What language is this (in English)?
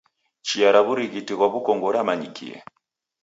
Taita